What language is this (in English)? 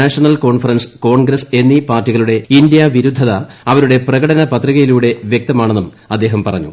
Malayalam